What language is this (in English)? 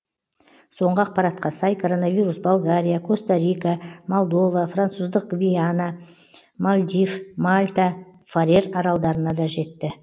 Kazakh